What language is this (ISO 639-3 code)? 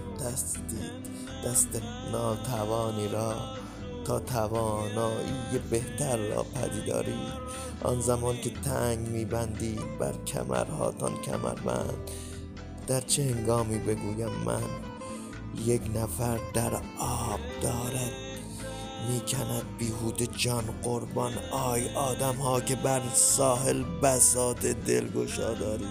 fas